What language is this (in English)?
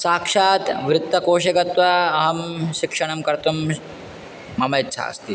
Sanskrit